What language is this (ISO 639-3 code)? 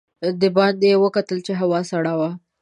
pus